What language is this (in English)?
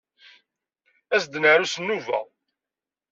Kabyle